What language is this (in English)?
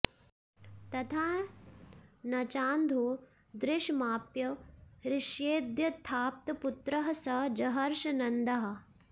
Sanskrit